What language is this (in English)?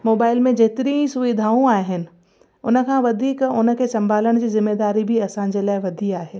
Sindhi